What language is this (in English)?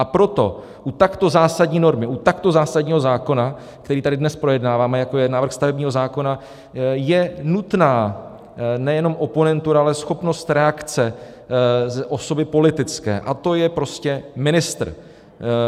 Czech